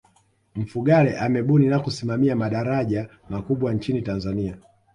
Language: Swahili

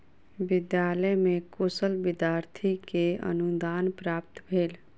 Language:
Maithili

